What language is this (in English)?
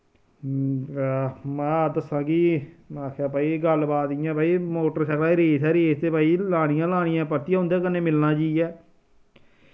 Dogri